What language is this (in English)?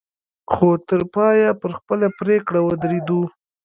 Pashto